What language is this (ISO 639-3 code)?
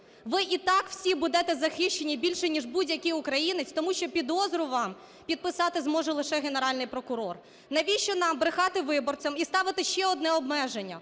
ukr